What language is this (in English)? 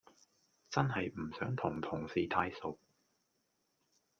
Cantonese